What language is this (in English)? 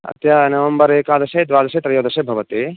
Sanskrit